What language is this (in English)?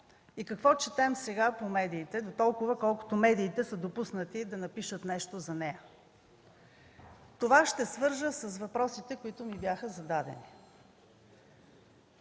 Bulgarian